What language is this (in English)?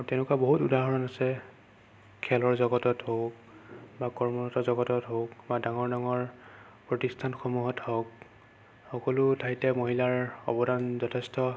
Assamese